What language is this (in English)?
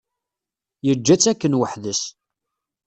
Kabyle